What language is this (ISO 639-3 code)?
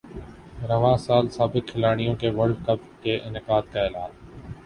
urd